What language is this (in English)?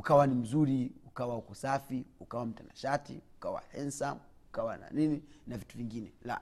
Swahili